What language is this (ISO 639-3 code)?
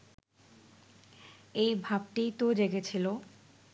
ben